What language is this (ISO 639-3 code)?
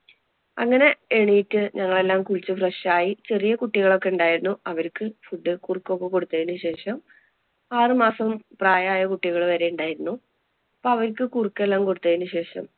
mal